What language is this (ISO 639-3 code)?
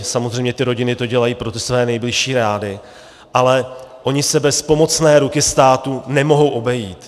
ces